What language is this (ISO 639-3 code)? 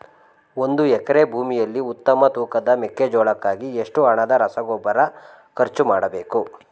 kan